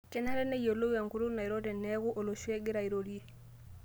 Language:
Masai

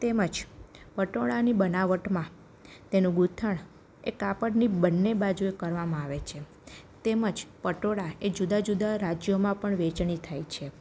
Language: Gujarati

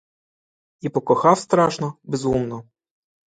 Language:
Ukrainian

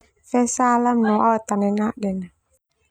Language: Termanu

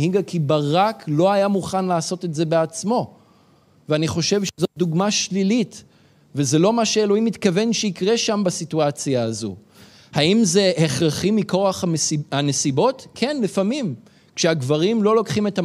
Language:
Hebrew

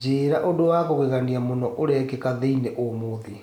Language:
Kikuyu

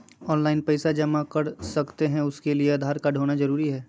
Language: Magahi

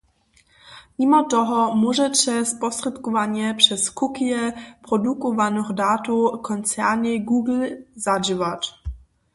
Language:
Upper Sorbian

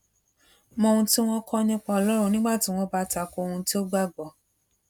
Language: Yoruba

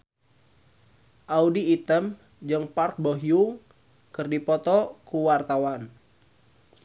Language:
Sundanese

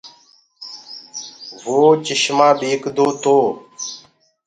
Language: Gurgula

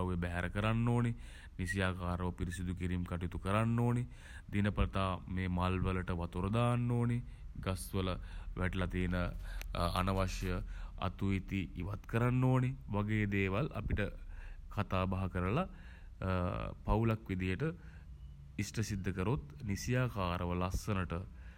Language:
Sinhala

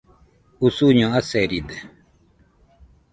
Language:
Nüpode Huitoto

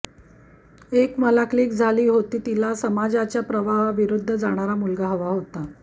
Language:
Marathi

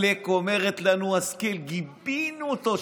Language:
Hebrew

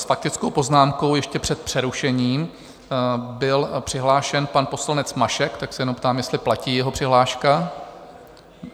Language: Czech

